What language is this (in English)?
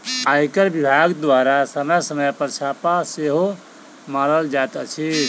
Maithili